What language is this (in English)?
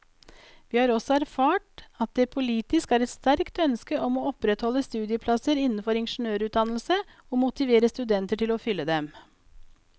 Norwegian